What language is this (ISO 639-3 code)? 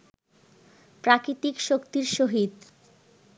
ben